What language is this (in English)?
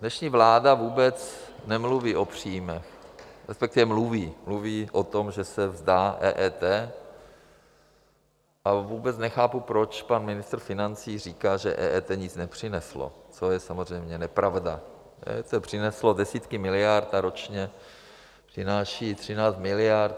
Czech